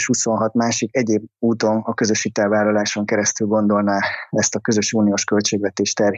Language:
Hungarian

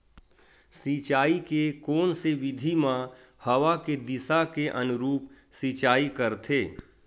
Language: Chhattisgarhi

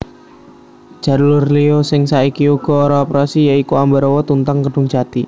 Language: Javanese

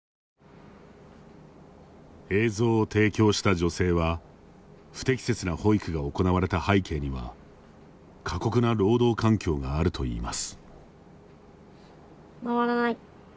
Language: Japanese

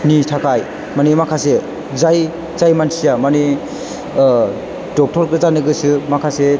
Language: Bodo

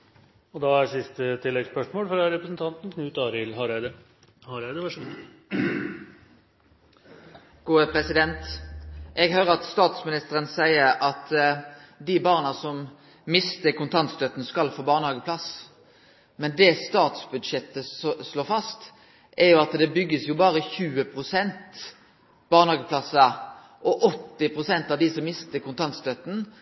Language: Norwegian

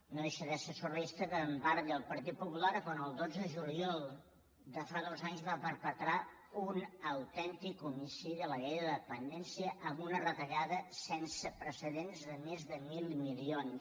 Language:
Catalan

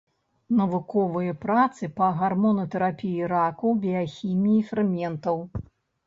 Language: Belarusian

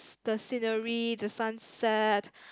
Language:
English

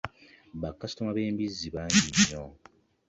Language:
Ganda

